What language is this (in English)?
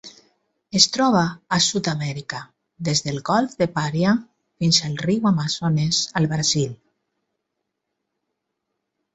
Catalan